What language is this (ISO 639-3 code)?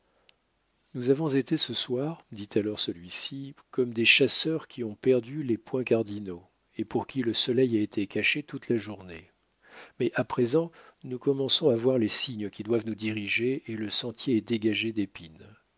fra